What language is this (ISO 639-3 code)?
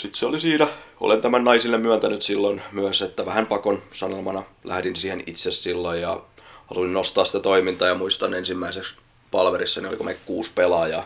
fin